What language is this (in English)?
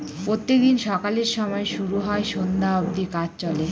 Bangla